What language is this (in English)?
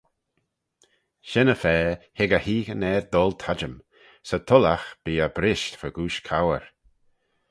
Manx